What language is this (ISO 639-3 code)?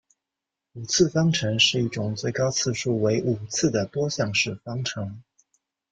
zho